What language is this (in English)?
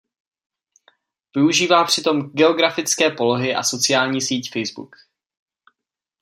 Czech